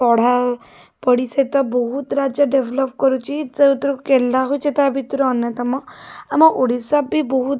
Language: Odia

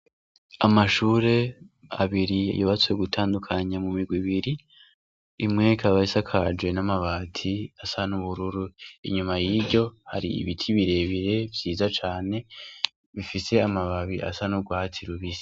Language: Rundi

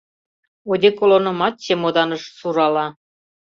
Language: Mari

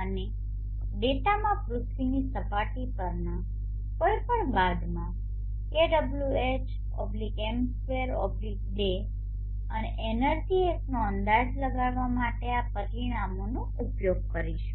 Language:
Gujarati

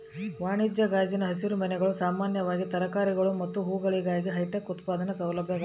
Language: Kannada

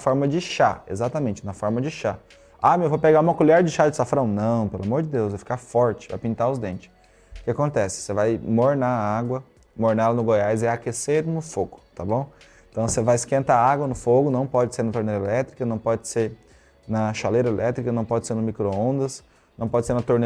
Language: Portuguese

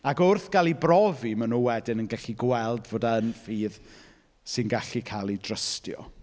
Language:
Welsh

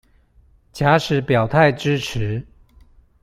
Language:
Chinese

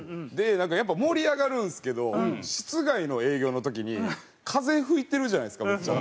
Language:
Japanese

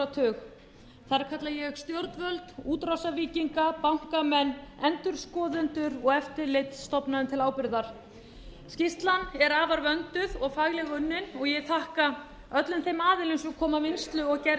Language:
Icelandic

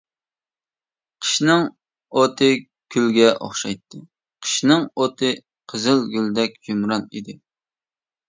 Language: Uyghur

